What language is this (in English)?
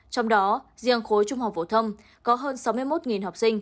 Vietnamese